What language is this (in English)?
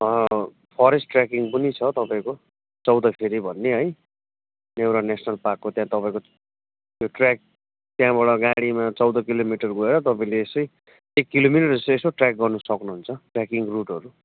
Nepali